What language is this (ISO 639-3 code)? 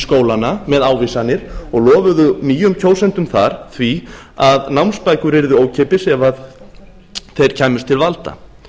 isl